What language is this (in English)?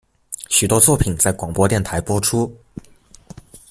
Chinese